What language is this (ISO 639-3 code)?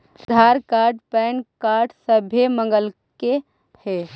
mag